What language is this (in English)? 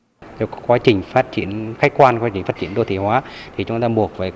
Vietnamese